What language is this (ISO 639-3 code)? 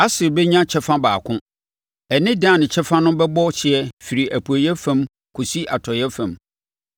aka